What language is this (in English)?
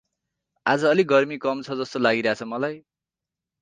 Nepali